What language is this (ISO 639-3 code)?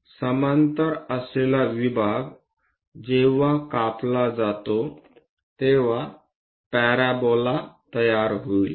mar